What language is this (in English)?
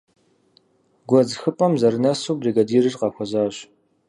Kabardian